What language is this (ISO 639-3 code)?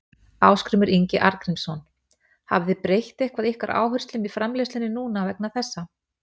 isl